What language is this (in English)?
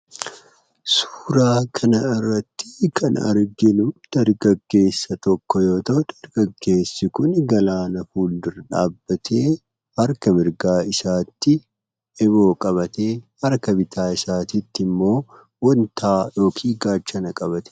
Oromo